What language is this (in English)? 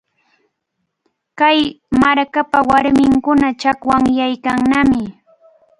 Cajatambo North Lima Quechua